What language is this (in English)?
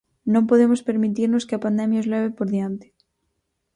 Galician